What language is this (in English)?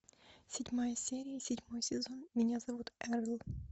Russian